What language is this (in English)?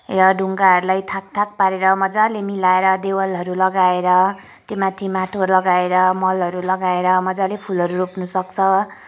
Nepali